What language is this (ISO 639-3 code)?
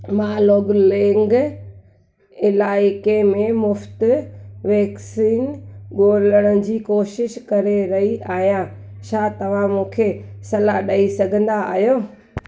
snd